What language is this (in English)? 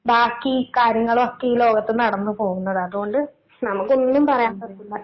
Malayalam